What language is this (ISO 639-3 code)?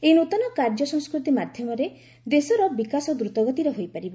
ori